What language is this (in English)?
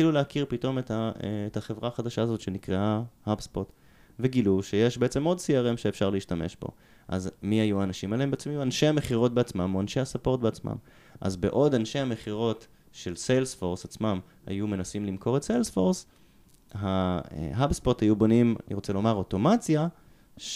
Hebrew